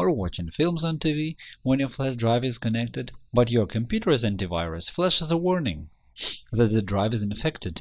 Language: English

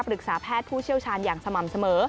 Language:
Thai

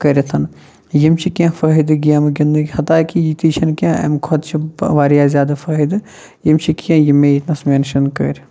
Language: Kashmiri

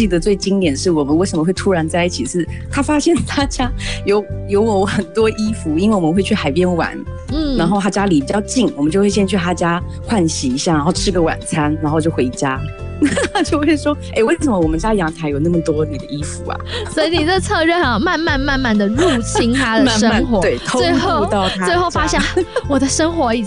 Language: Chinese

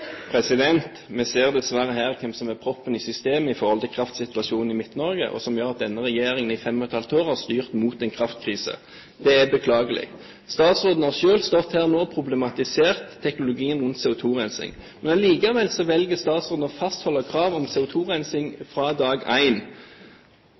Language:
Norwegian Bokmål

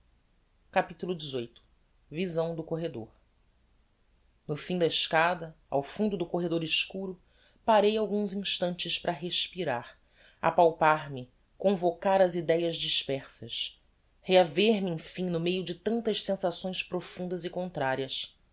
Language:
Portuguese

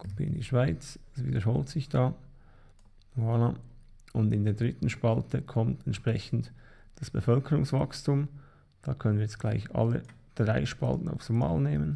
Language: German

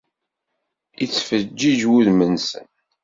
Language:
Kabyle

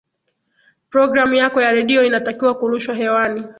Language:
Swahili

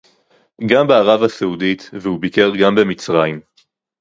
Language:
Hebrew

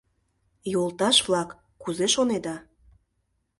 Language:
Mari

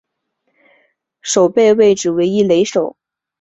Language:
Chinese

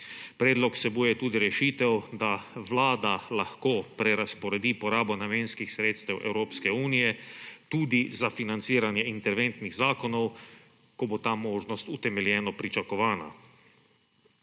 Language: Slovenian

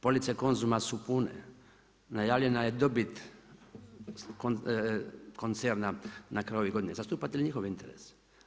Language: Croatian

